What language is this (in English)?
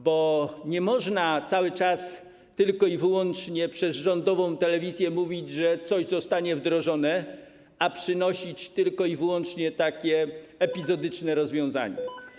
Polish